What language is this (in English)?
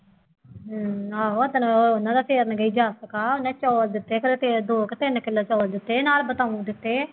Punjabi